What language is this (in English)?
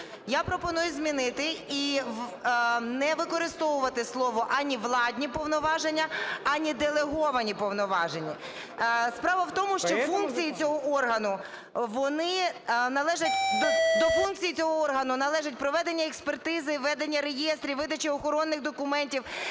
Ukrainian